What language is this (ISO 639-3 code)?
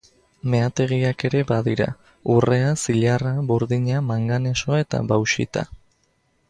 eus